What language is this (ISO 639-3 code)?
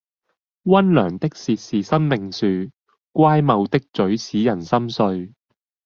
yue